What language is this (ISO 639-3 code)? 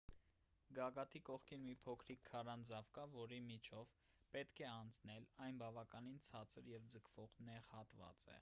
hye